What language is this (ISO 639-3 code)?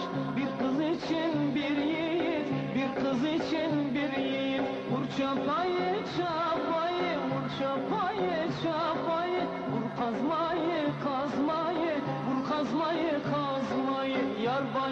tur